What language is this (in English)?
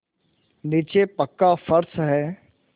Hindi